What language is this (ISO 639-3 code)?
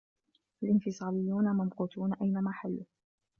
ara